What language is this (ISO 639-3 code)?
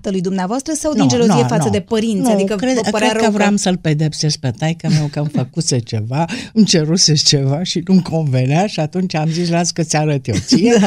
ron